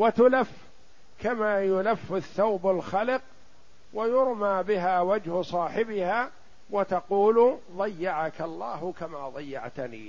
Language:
Arabic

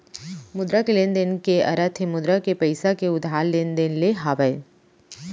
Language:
Chhattisgarhi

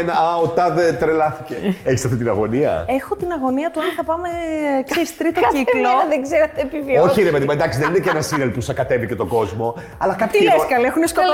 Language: Greek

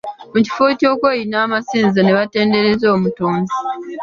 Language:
Ganda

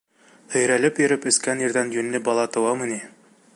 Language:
Bashkir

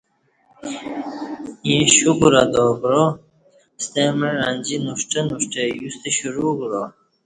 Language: Kati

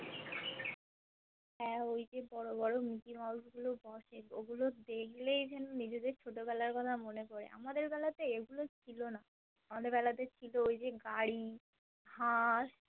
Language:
Bangla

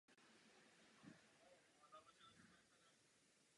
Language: Czech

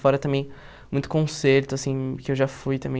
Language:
Portuguese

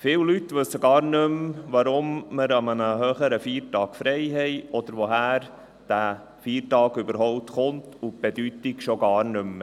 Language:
Swiss German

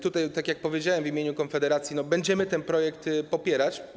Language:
Polish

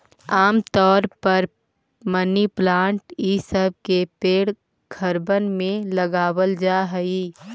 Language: Magahi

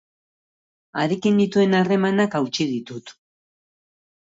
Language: Basque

